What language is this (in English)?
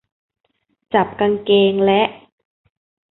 Thai